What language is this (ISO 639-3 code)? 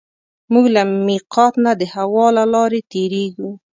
pus